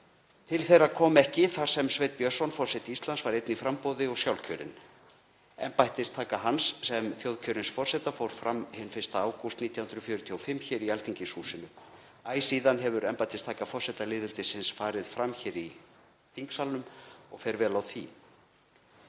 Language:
Icelandic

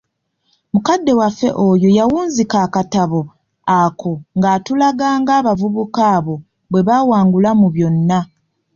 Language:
Ganda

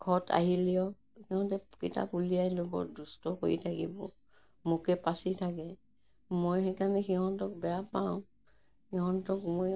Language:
Assamese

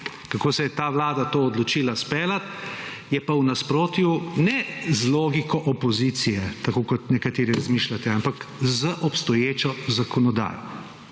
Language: Slovenian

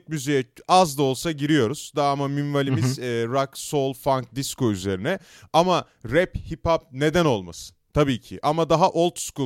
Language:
Turkish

